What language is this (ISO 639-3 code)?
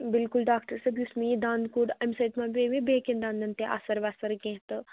kas